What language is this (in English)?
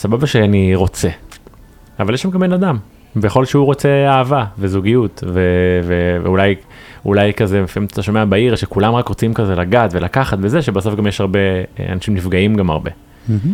Hebrew